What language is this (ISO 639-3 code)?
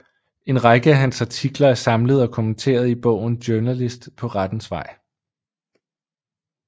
dan